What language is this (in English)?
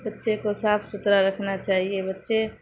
Urdu